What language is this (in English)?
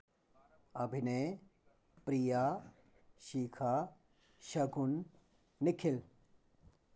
Dogri